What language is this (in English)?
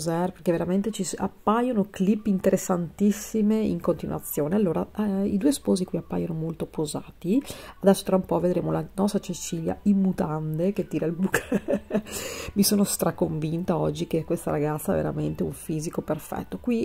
Italian